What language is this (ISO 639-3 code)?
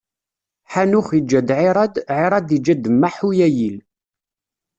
kab